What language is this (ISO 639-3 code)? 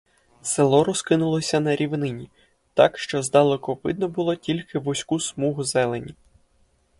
ukr